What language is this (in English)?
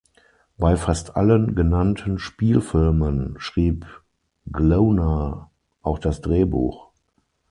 German